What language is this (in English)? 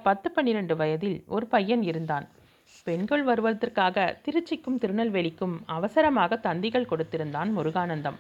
Tamil